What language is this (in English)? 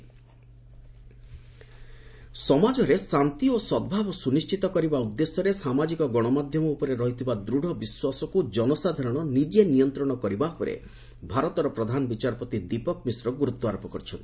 Odia